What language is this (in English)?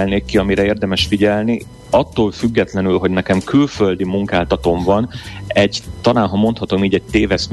Hungarian